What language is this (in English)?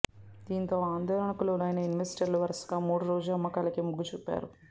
Telugu